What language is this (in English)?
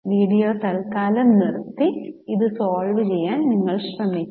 Malayalam